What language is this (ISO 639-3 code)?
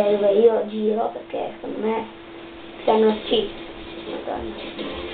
ita